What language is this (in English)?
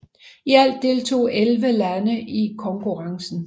Danish